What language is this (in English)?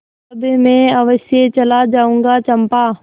Hindi